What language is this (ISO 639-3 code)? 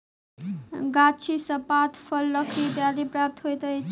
mai